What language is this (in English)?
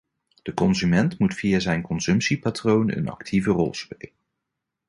Dutch